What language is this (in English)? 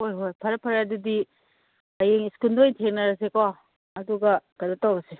Manipuri